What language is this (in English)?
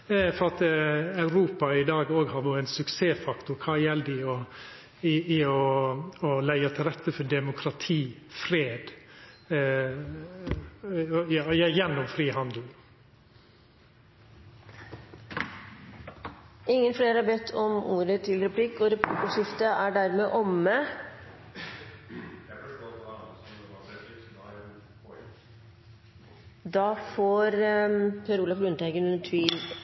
Norwegian